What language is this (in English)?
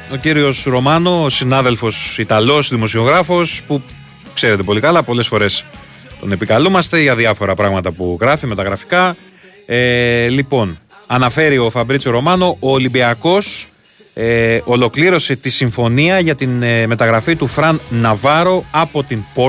Greek